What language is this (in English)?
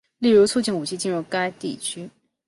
Chinese